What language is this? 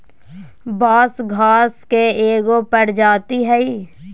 Magahi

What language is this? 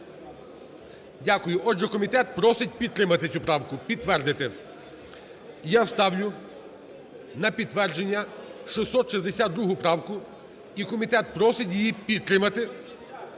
Ukrainian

